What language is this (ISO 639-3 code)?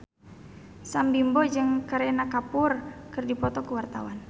sun